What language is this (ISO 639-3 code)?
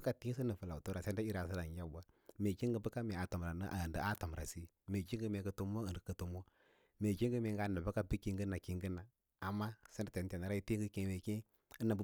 lla